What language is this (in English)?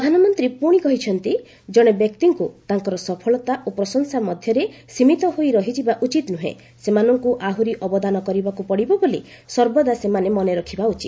Odia